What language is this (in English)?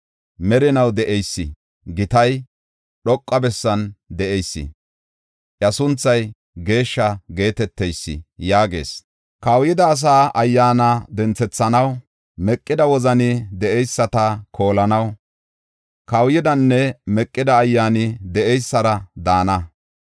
Gofa